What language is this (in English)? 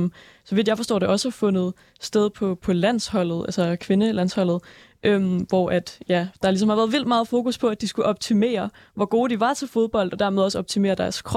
Danish